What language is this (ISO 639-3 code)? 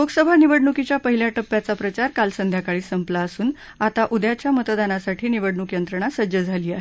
mar